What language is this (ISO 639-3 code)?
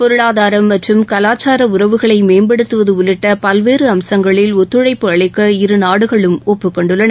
tam